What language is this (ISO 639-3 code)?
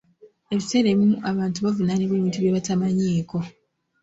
lug